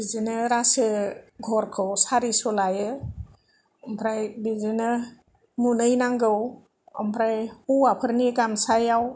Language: Bodo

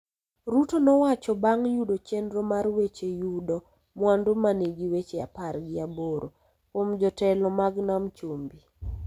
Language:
Luo (Kenya and Tanzania)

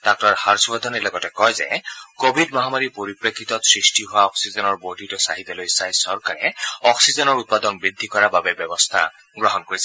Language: Assamese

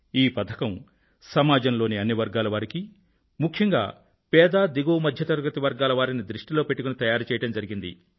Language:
Telugu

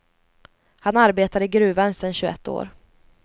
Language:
Swedish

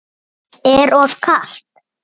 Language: Icelandic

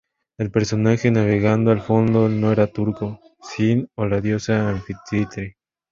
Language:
Spanish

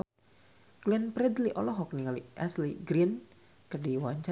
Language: Sundanese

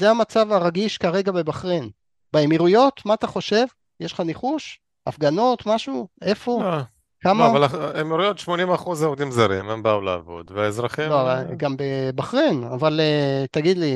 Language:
Hebrew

